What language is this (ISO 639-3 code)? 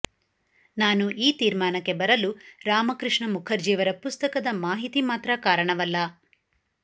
kan